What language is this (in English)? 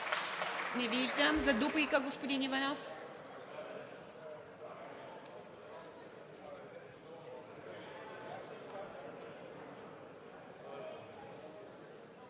Bulgarian